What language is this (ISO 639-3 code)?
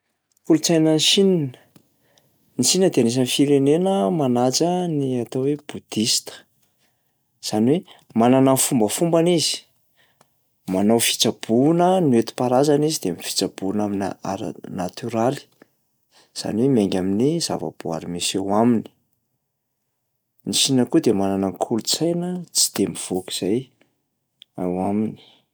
mlg